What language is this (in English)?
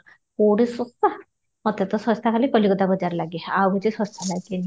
Odia